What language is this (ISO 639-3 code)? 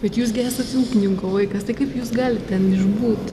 lit